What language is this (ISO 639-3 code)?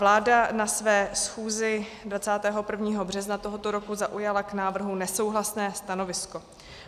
ces